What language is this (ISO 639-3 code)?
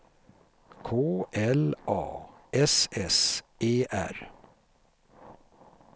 swe